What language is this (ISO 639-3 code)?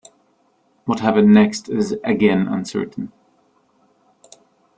eng